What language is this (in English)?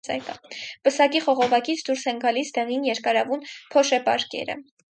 Armenian